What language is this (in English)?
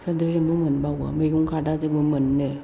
Bodo